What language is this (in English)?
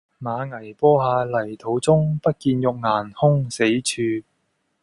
Cantonese